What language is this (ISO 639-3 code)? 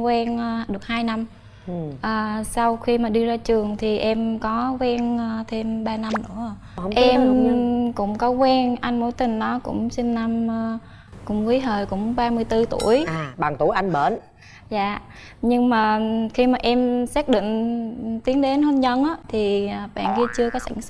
vie